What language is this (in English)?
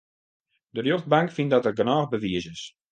Western Frisian